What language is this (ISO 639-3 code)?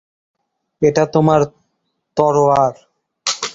ben